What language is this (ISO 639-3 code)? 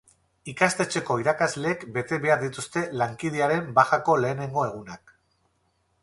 eus